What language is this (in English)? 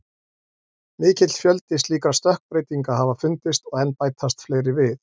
Icelandic